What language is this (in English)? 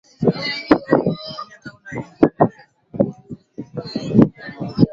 Swahili